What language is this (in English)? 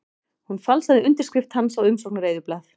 Icelandic